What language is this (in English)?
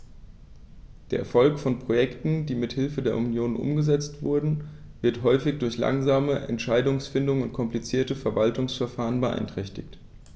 German